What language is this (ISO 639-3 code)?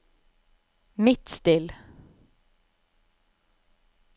nor